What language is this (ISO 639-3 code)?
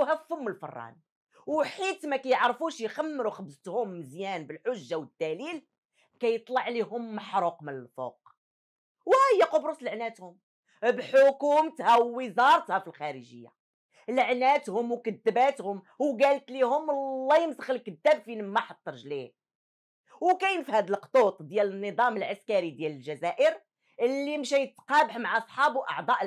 ara